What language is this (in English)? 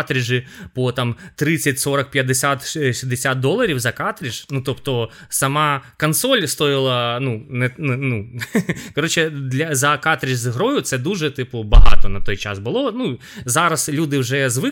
Ukrainian